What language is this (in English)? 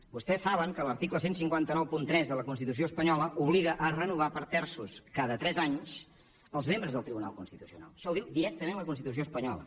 Catalan